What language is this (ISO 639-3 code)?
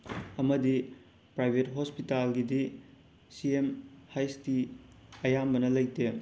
mni